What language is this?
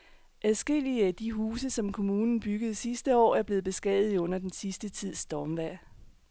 Danish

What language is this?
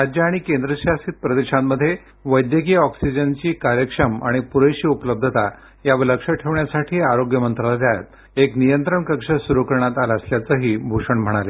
Marathi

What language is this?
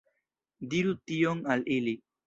Esperanto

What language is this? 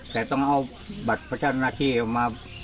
Thai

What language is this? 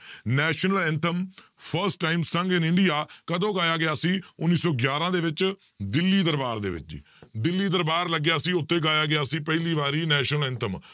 Punjabi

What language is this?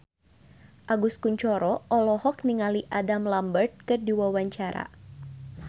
Sundanese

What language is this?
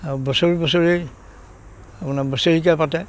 Assamese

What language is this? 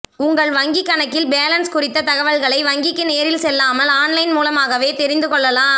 Tamil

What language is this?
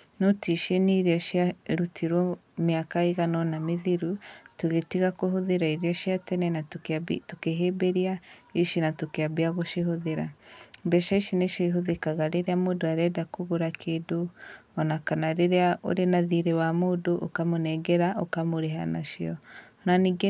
Kikuyu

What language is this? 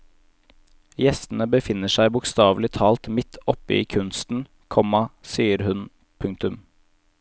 Norwegian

